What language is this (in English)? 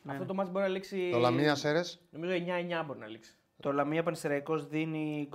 Greek